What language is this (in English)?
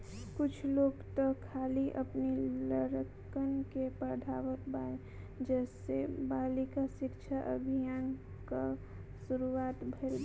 Bhojpuri